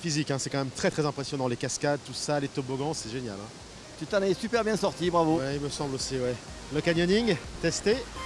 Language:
French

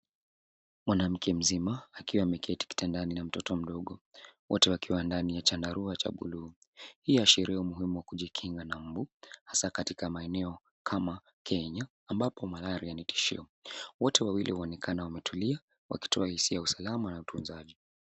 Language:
Swahili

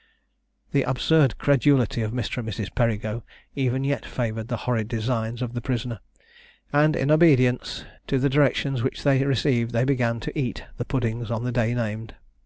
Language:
English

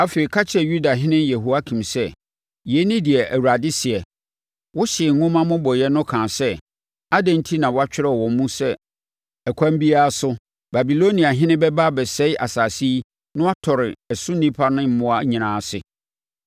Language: Akan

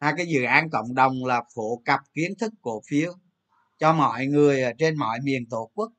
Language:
Vietnamese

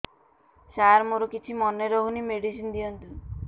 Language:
Odia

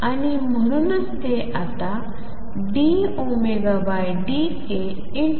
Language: Marathi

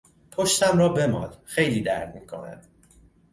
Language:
Persian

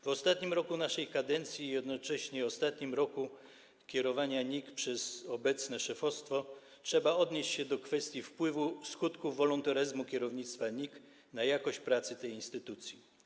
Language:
Polish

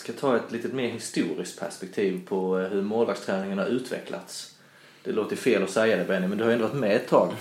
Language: Swedish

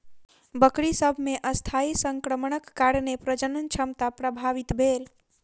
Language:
Maithili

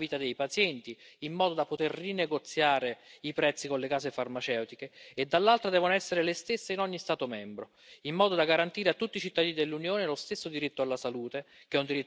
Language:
Italian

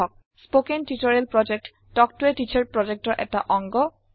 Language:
Assamese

